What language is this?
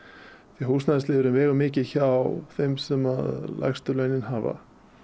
Icelandic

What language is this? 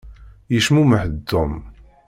Kabyle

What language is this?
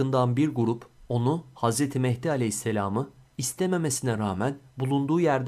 Turkish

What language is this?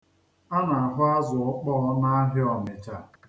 Igbo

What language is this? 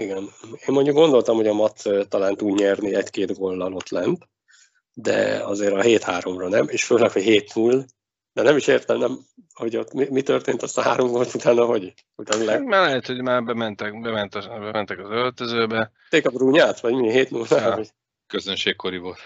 Hungarian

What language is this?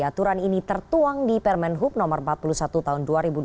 Indonesian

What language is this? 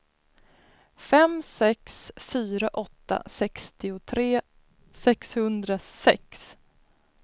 Swedish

